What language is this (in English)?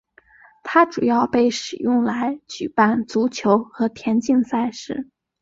Chinese